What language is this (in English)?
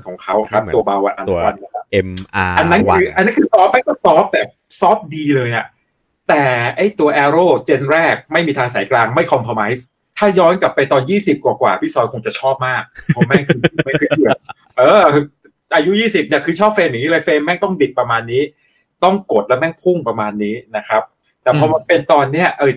Thai